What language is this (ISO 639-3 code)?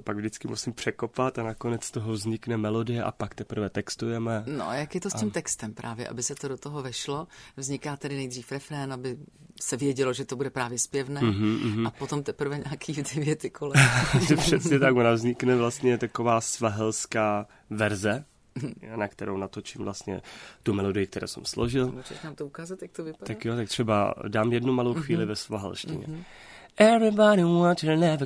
ces